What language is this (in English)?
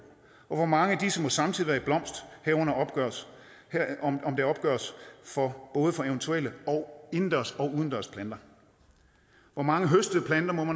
Danish